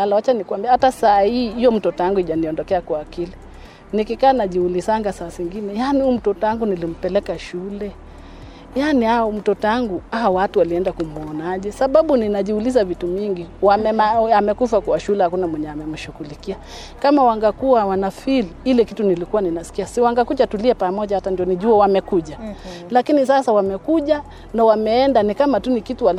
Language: Swahili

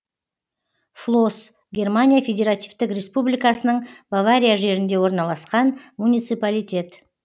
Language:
Kazakh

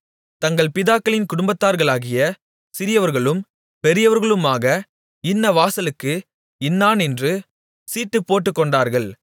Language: Tamil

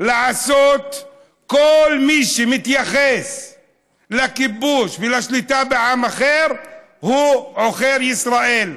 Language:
Hebrew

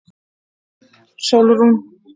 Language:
Icelandic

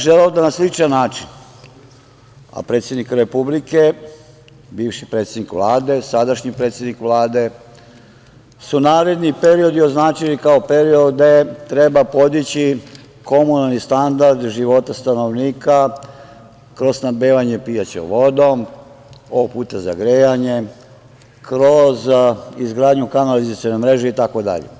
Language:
Serbian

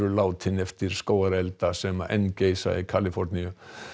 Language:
Icelandic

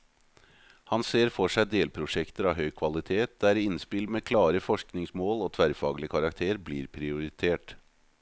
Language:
Norwegian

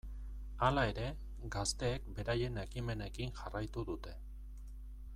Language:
Basque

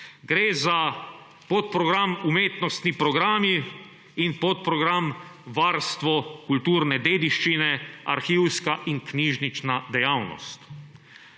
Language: Slovenian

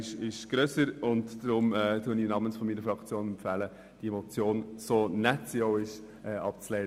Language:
Swiss German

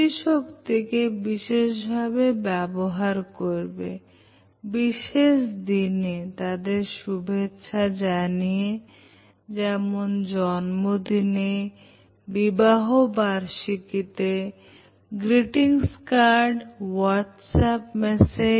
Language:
Bangla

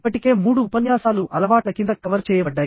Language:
Telugu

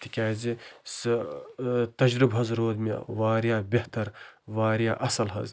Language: Kashmiri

